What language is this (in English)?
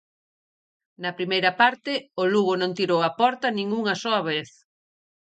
Galician